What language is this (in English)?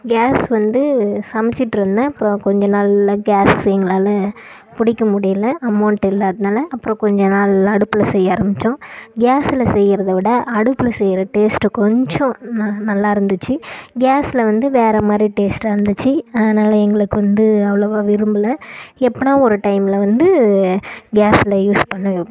Tamil